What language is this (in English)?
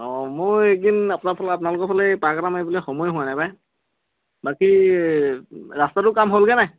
Assamese